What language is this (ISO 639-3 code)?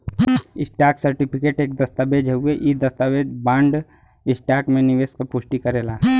bho